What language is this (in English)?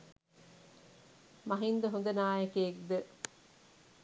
Sinhala